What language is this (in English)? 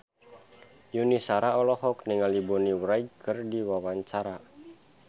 Sundanese